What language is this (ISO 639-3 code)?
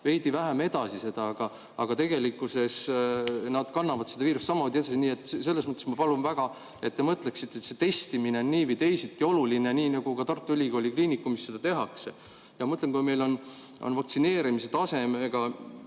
est